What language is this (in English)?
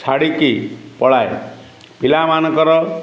Odia